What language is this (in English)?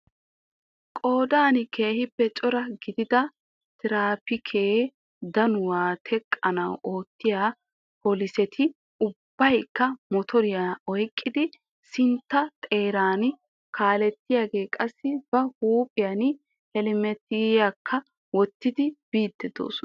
Wolaytta